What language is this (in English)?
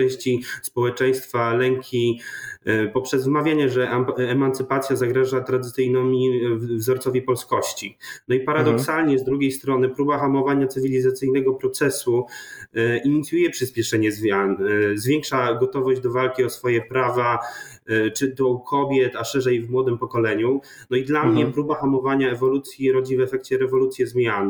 Polish